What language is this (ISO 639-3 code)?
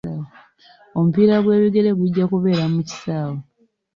lug